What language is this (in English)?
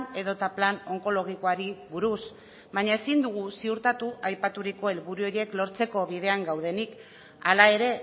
Basque